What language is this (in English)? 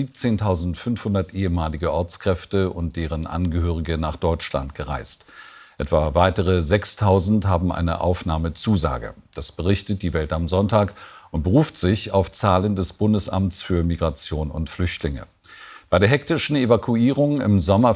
German